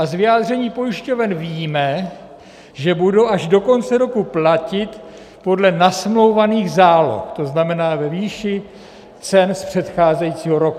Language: Czech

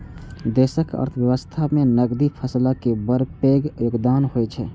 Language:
Maithili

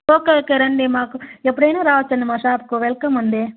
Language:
Telugu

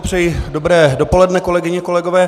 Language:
Czech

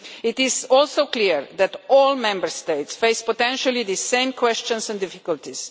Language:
English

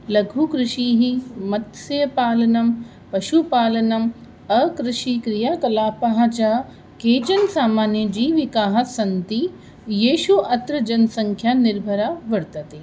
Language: Sanskrit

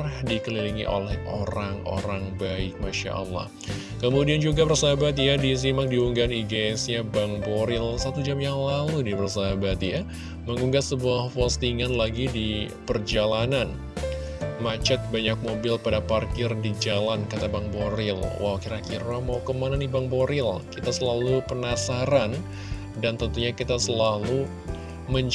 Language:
Indonesian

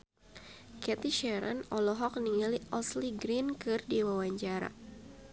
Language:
Sundanese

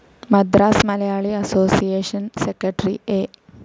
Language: Malayalam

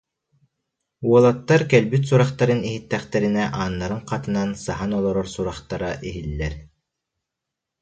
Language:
Yakut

